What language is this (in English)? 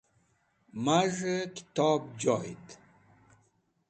Wakhi